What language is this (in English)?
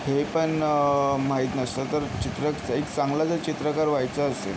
Marathi